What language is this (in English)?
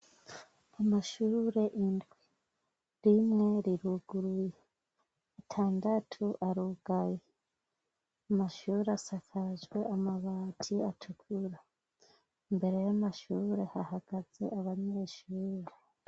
Rundi